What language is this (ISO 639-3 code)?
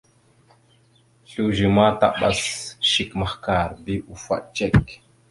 mxu